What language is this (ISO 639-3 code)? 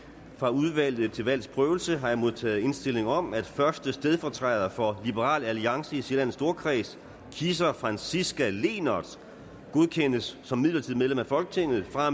dan